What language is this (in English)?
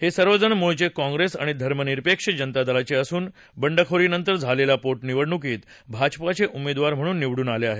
Marathi